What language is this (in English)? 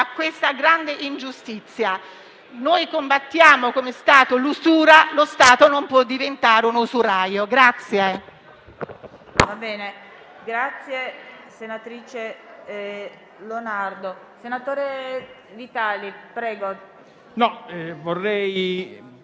Italian